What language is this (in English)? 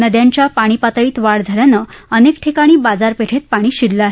Marathi